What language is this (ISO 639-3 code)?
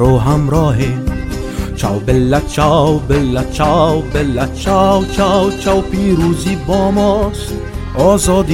fas